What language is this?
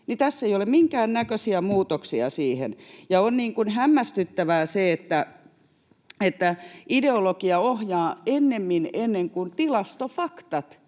Finnish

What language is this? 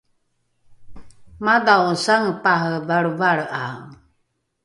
Rukai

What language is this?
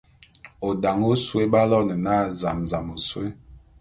Bulu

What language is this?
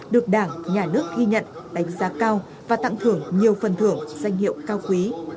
Vietnamese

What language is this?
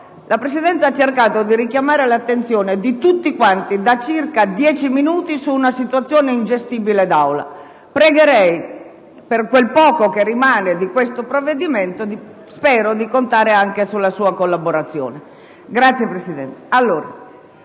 Italian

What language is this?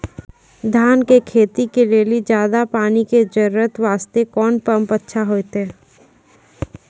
Maithili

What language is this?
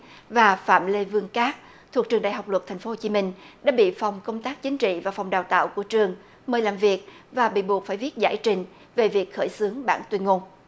Vietnamese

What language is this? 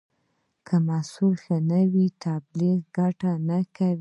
Pashto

